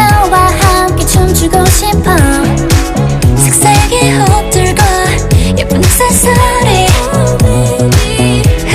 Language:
Thai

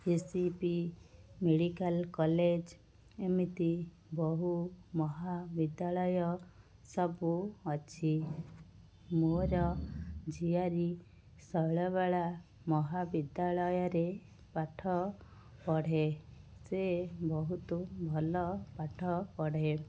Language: Odia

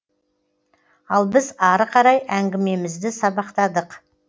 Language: Kazakh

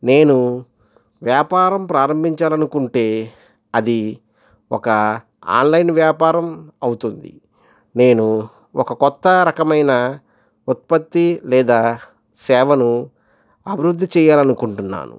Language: Telugu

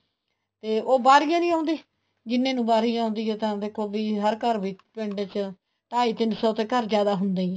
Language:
Punjabi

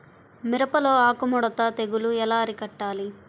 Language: Telugu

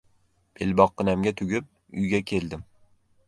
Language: Uzbek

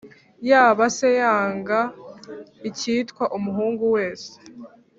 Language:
Kinyarwanda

